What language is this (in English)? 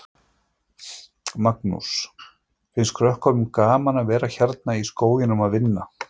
Icelandic